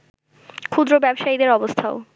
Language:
Bangla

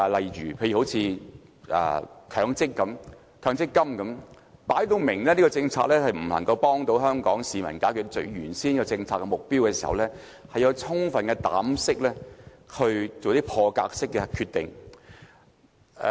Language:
Cantonese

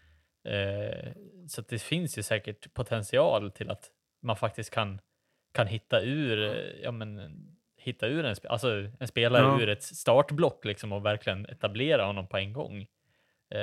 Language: Swedish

